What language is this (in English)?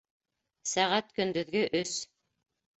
Bashkir